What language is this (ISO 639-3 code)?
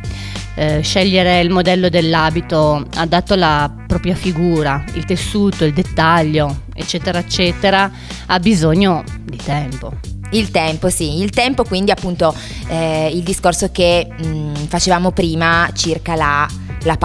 ita